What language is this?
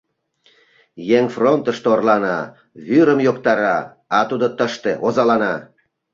Mari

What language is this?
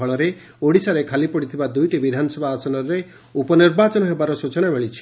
Odia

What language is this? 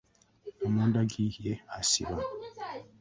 Ganda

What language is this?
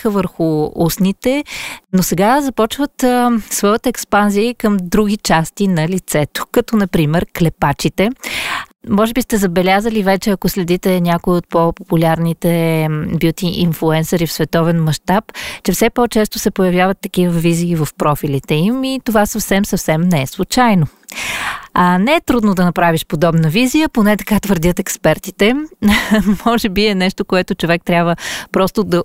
Bulgarian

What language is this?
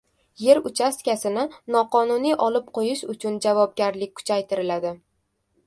Uzbek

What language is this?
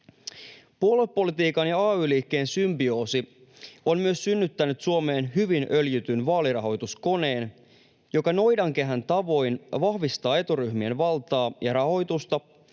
Finnish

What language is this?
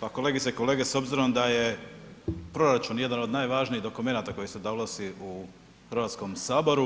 Croatian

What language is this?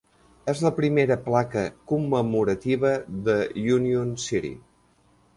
Catalan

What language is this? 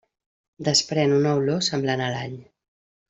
Catalan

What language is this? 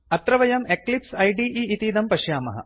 Sanskrit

